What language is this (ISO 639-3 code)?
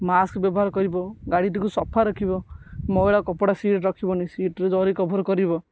ori